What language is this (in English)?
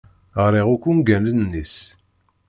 Kabyle